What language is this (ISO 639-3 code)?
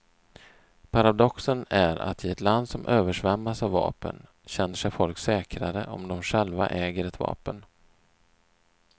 swe